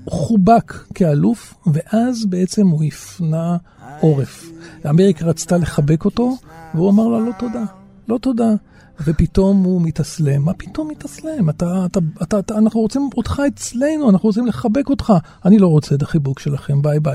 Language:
Hebrew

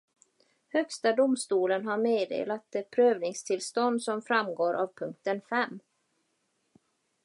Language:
Swedish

